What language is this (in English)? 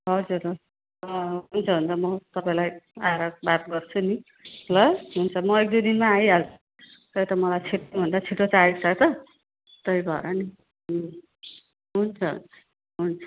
Nepali